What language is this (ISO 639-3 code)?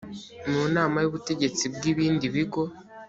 kin